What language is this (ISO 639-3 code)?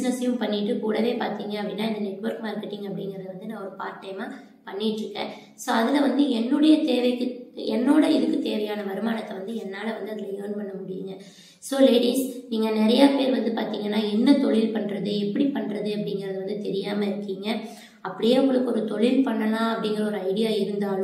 tam